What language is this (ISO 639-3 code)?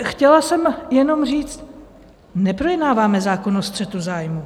ces